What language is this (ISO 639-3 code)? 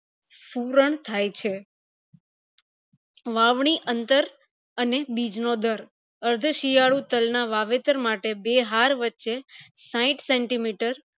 guj